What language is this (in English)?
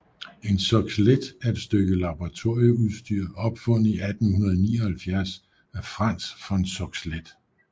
Danish